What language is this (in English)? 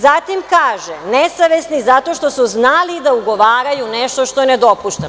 Serbian